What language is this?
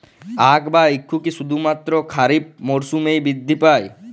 Bangla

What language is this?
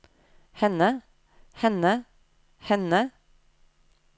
Norwegian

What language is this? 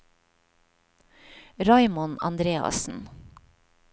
Norwegian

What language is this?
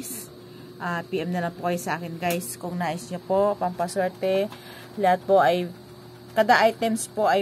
Filipino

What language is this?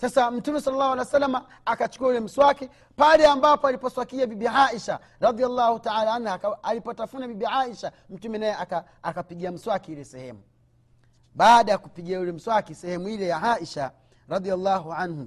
Swahili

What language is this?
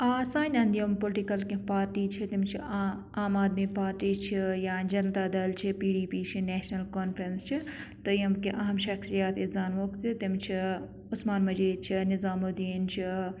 Kashmiri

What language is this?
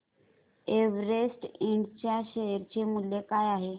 Marathi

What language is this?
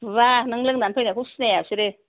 Bodo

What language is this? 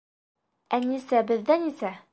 Bashkir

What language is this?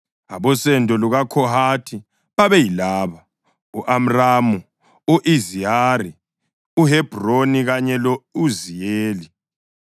North Ndebele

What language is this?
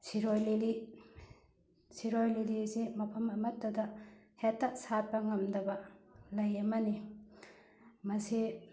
Manipuri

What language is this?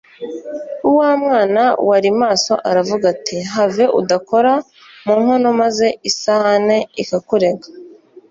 Kinyarwanda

